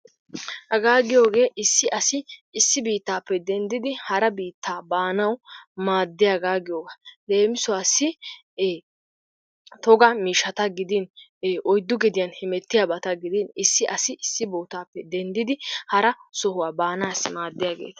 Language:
Wolaytta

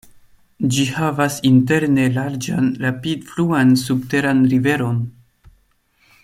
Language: Esperanto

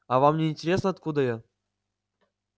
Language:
Russian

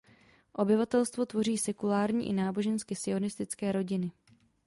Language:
Czech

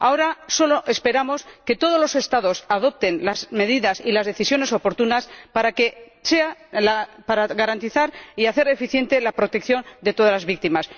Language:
Spanish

